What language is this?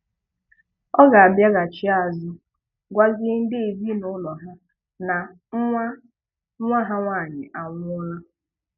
Igbo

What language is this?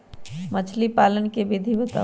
Magahi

